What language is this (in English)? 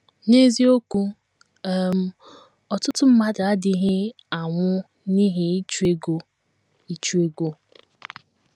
Igbo